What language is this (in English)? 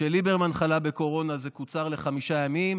Hebrew